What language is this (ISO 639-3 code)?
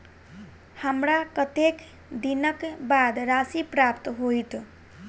mai